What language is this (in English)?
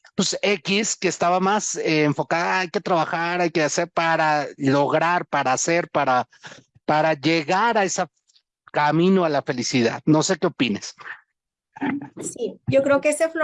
Spanish